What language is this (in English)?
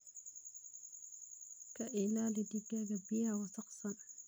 Somali